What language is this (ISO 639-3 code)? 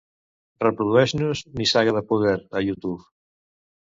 cat